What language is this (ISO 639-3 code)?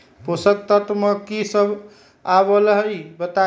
mag